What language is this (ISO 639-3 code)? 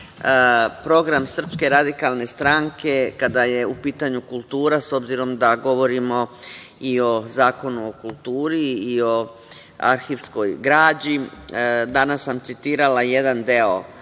srp